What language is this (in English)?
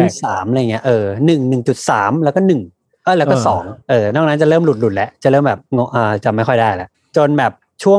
Thai